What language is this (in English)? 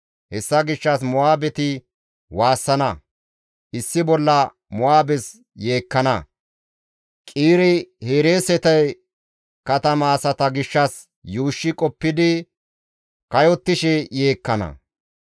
Gamo